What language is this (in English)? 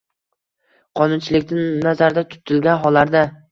Uzbek